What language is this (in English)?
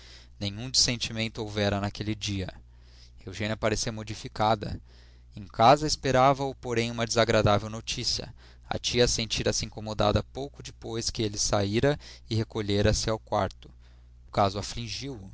Portuguese